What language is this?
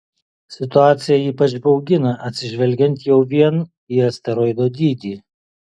Lithuanian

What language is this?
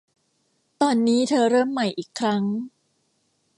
Thai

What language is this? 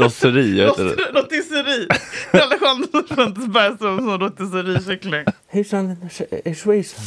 Swedish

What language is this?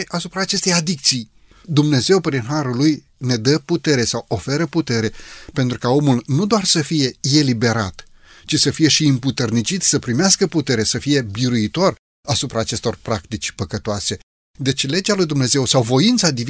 Romanian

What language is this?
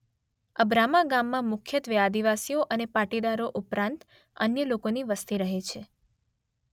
Gujarati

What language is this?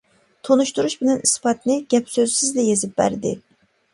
Uyghur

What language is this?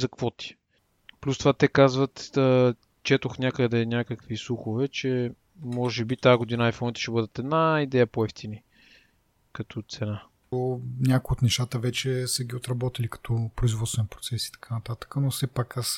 Bulgarian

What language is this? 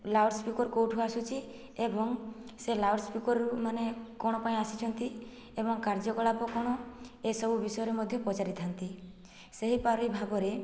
Odia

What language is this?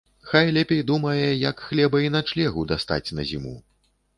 Belarusian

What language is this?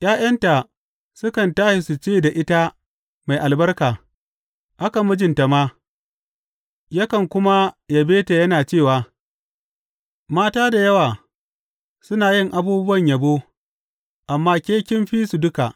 Hausa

